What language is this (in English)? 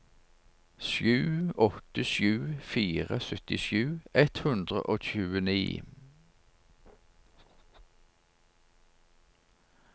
Norwegian